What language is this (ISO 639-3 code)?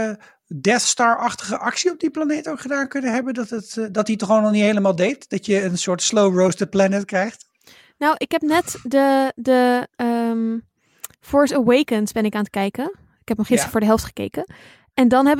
nld